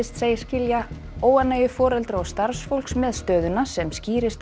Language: Icelandic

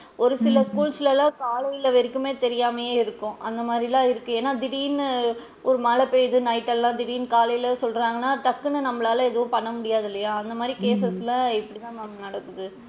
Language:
Tamil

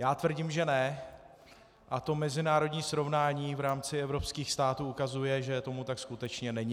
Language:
Czech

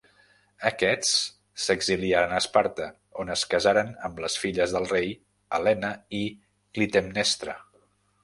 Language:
Catalan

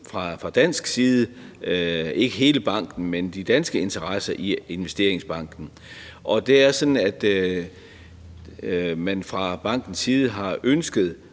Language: Danish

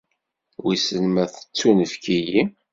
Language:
Kabyle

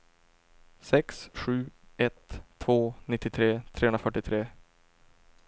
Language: Swedish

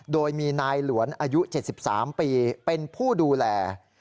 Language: Thai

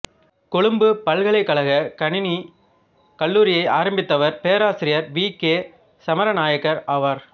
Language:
Tamil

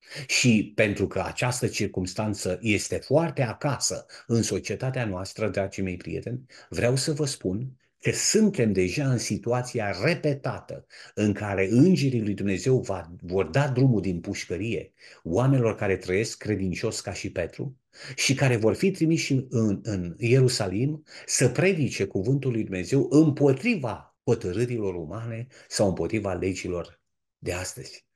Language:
Romanian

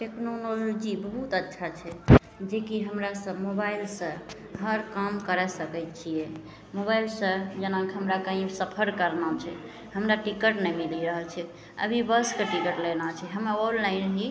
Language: Maithili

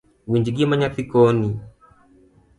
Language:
Luo (Kenya and Tanzania)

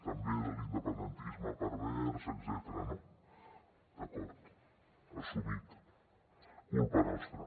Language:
Catalan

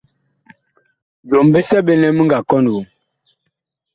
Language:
Bakoko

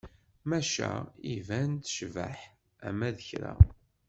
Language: Kabyle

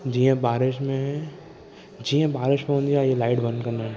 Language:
Sindhi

